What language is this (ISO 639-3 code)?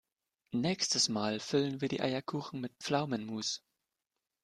deu